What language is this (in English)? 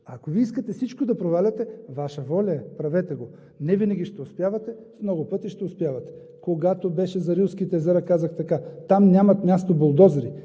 Bulgarian